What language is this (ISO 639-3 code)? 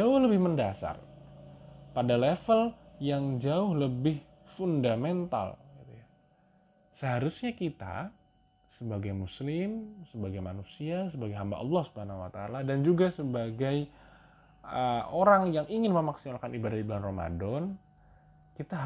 ind